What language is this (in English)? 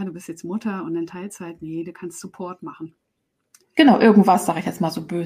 German